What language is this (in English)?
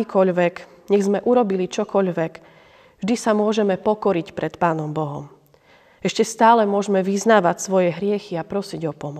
Slovak